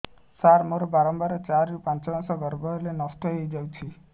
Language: Odia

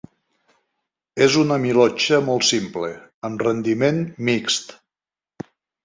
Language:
Catalan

